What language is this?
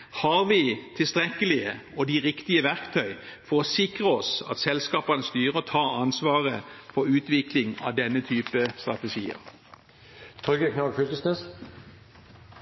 Norwegian Bokmål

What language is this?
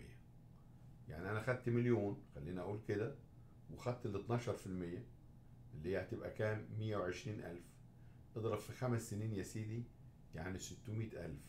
Arabic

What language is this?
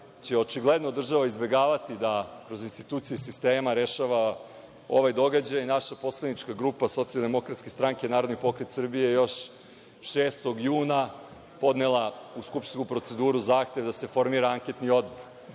Serbian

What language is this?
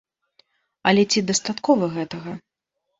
Belarusian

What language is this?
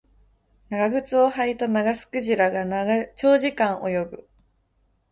Japanese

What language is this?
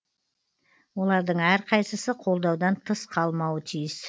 Kazakh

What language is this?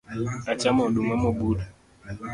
Luo (Kenya and Tanzania)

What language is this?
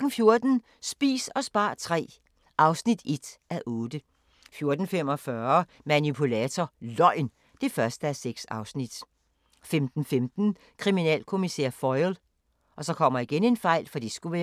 Danish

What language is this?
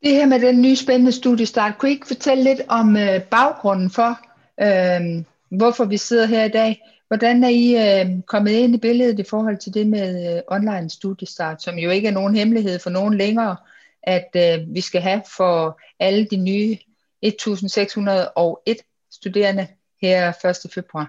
Danish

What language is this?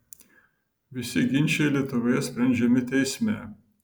Lithuanian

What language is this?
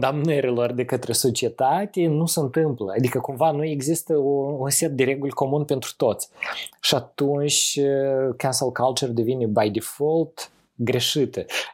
Romanian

